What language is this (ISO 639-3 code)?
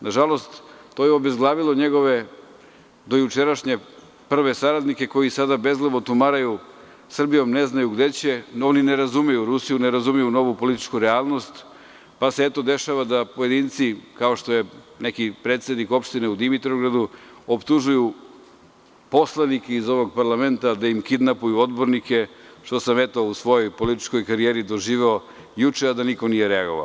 srp